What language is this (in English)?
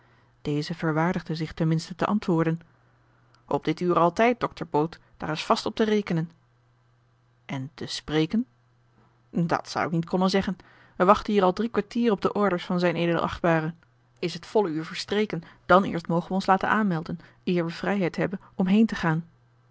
Dutch